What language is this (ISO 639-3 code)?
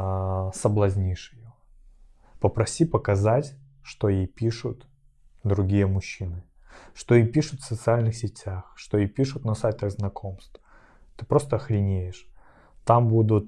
rus